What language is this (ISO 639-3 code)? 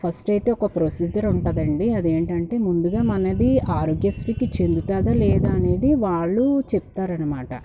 tel